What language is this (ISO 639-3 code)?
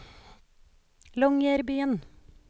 nor